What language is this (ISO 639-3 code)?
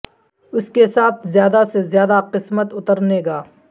urd